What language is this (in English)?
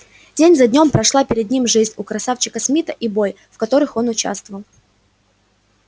Russian